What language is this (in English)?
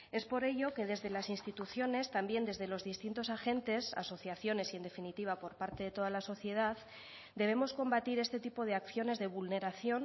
Spanish